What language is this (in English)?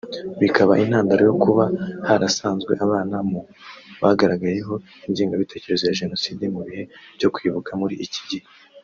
Kinyarwanda